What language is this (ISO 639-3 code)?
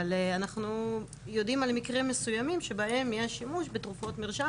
heb